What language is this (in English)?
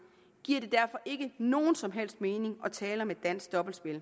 Danish